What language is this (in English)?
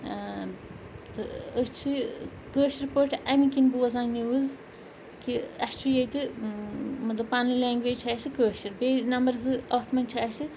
Kashmiri